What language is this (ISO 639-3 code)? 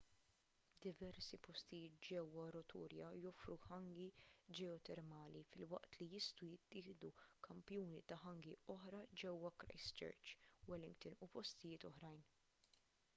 mlt